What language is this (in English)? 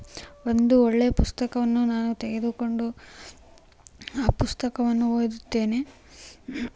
Kannada